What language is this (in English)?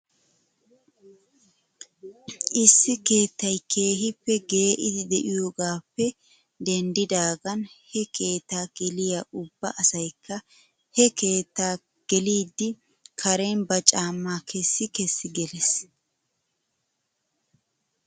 Wolaytta